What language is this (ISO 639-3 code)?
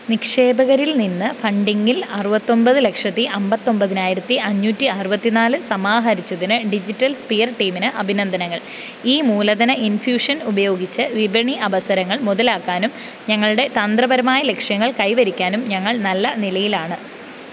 mal